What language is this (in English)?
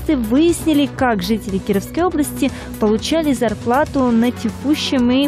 Russian